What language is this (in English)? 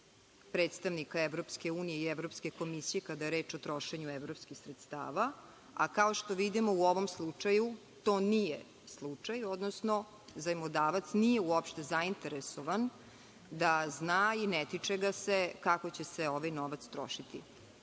Serbian